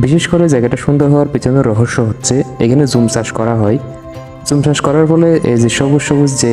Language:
Romanian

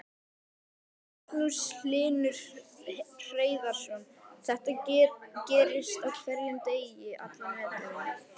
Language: Icelandic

